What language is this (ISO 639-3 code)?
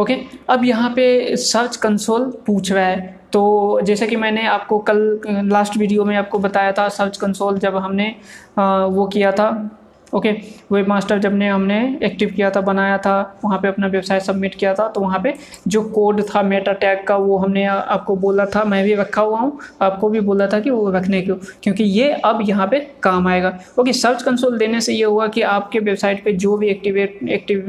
hin